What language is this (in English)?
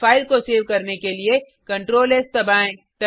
Hindi